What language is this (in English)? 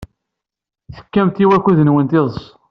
Kabyle